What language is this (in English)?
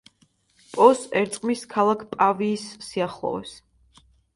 Georgian